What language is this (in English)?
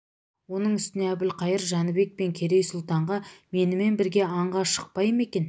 Kazakh